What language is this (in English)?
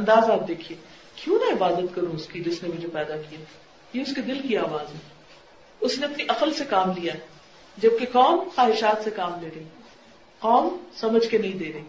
Urdu